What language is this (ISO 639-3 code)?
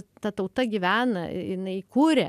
lit